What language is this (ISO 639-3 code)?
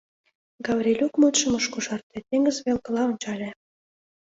chm